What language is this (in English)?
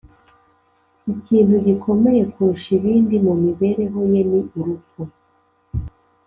Kinyarwanda